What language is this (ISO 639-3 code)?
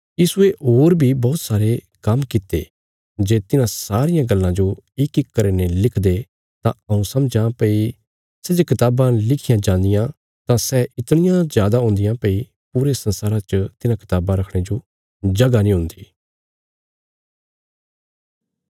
kfs